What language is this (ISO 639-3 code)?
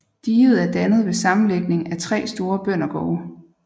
dan